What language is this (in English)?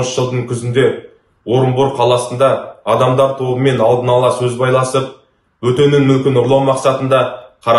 Turkish